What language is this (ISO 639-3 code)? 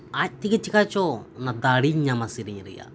sat